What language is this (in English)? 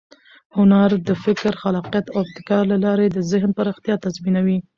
Pashto